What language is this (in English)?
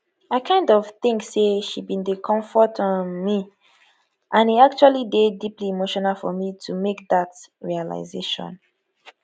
Nigerian Pidgin